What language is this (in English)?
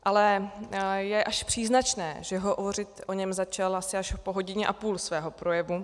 Czech